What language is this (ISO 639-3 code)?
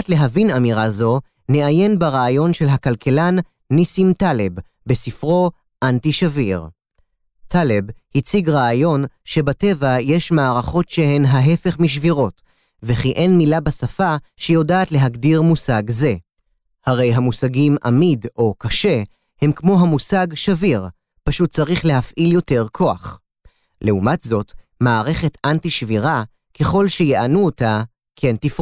heb